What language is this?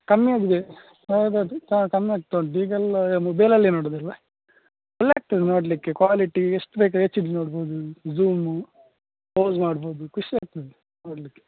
Kannada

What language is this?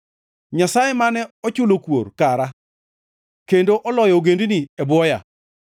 Luo (Kenya and Tanzania)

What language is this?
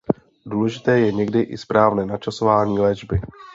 Czech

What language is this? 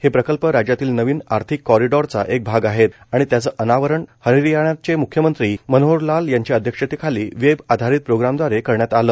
Marathi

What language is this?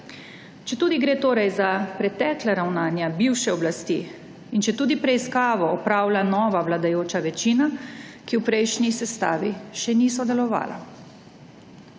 Slovenian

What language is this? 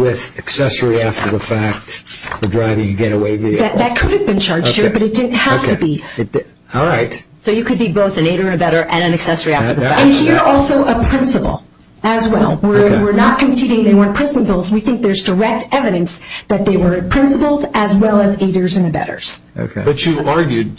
English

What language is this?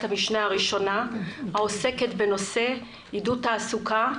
Hebrew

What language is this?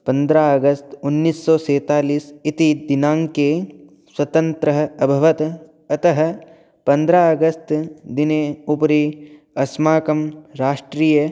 Sanskrit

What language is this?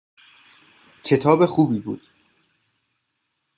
Persian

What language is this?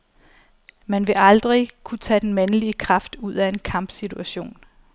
Danish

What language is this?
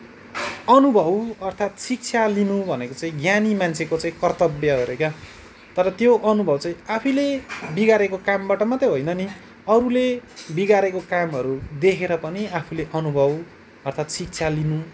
Nepali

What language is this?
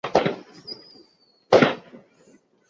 Chinese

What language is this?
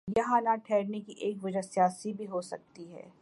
Urdu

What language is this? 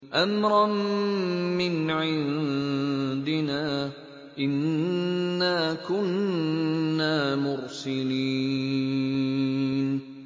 Arabic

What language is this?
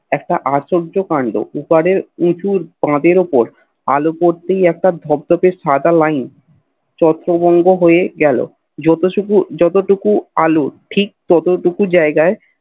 Bangla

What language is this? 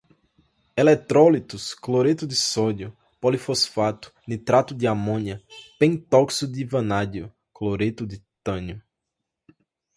Portuguese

